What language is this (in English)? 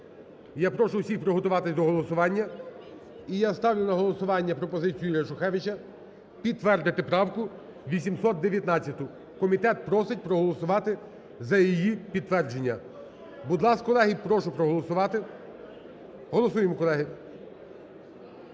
Ukrainian